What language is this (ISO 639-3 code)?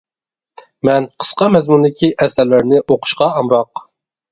uig